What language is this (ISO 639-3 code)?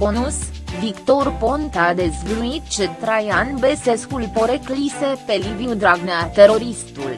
ron